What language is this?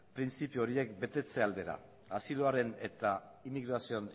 Basque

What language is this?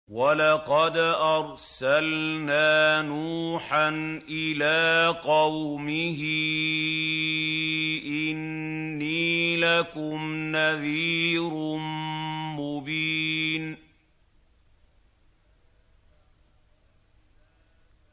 Arabic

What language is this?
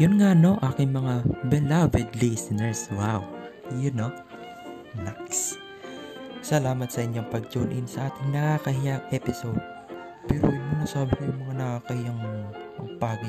Filipino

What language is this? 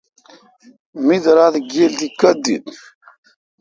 Kalkoti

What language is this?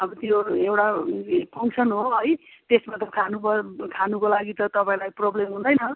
Nepali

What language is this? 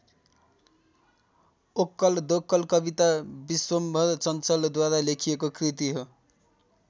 Nepali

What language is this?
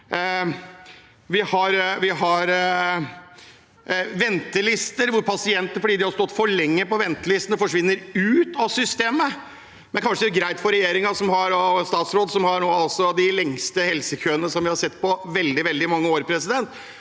Norwegian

